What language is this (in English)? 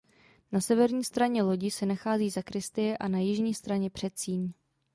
Czech